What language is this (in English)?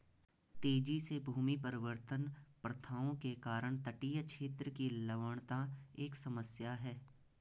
Hindi